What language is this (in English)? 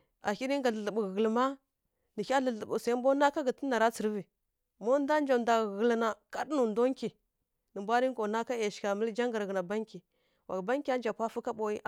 Kirya-Konzəl